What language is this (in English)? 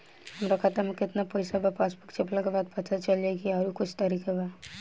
Bhojpuri